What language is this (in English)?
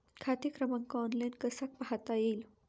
Marathi